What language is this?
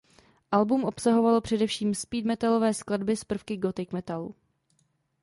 Czech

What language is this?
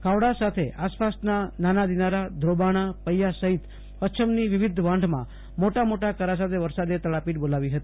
Gujarati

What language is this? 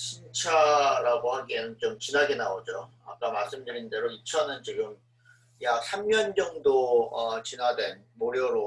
Korean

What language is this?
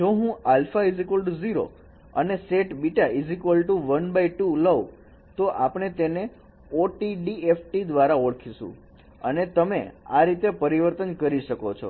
Gujarati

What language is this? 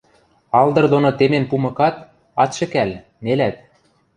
Western Mari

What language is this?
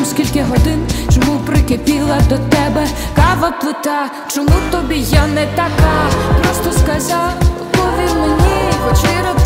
Ukrainian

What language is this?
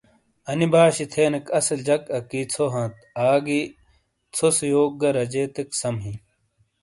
Shina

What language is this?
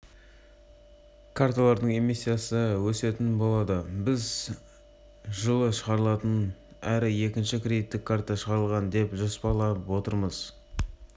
Kazakh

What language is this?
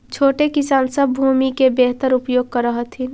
Magahi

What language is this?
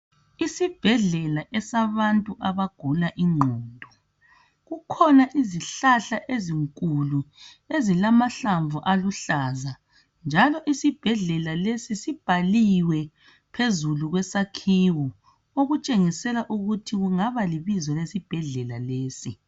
North Ndebele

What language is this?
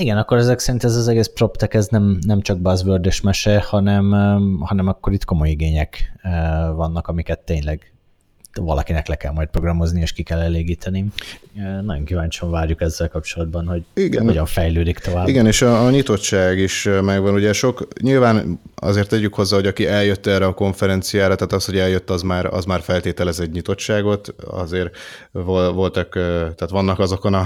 Hungarian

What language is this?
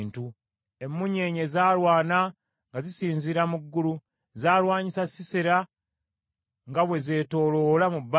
Ganda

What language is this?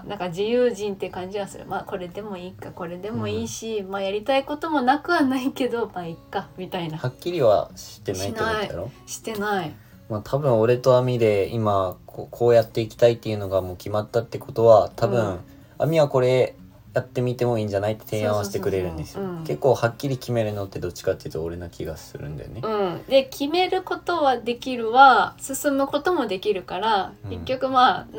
Japanese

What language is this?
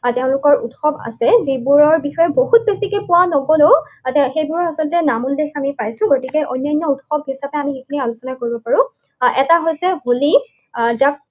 Assamese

